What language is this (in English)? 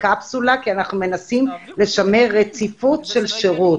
Hebrew